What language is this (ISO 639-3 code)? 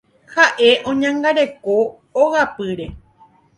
grn